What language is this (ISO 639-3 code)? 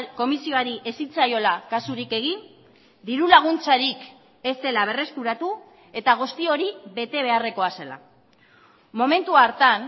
eus